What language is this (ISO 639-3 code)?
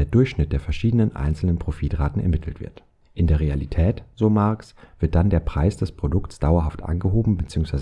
deu